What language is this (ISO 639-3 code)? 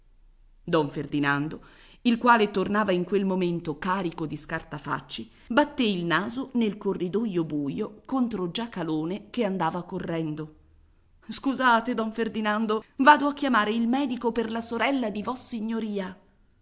ita